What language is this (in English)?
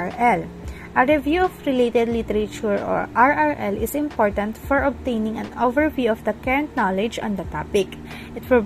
Filipino